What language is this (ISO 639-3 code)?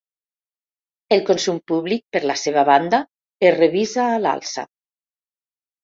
cat